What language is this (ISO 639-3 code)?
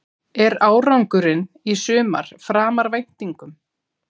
isl